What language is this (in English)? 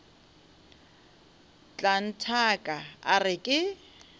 Northern Sotho